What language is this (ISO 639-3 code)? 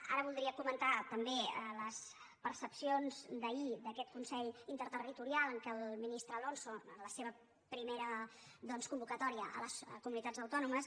cat